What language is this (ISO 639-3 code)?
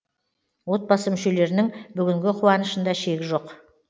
kaz